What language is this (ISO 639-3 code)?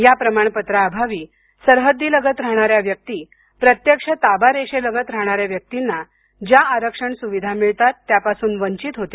mar